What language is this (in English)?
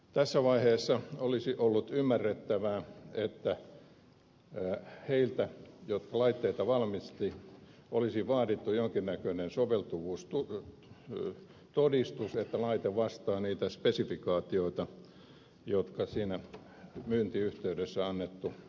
Finnish